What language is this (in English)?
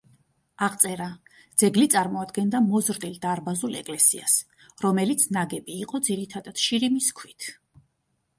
Georgian